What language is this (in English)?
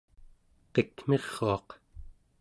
Central Yupik